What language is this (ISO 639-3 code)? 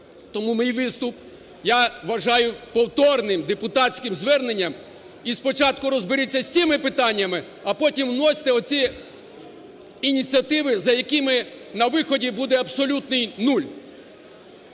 ukr